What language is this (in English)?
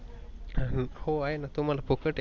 Marathi